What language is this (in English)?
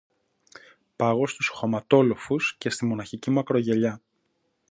Greek